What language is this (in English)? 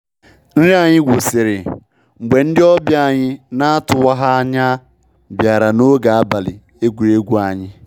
Igbo